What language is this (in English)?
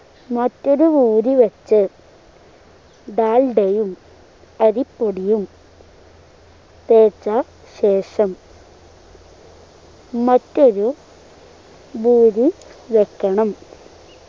Malayalam